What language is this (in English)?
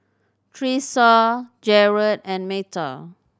English